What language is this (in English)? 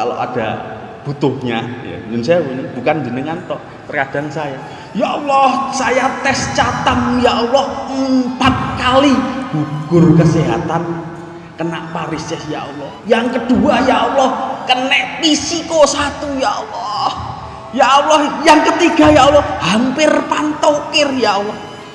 Indonesian